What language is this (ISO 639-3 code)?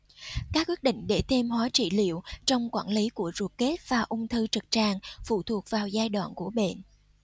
vie